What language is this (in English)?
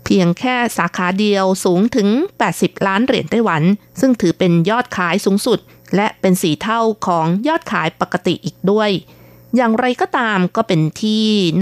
Thai